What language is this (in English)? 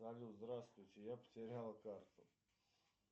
Russian